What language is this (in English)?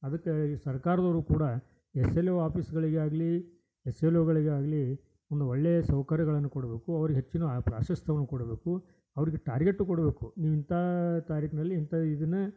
Kannada